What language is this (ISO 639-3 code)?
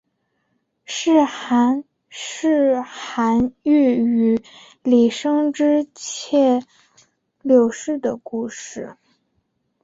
zho